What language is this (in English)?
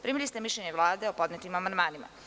Serbian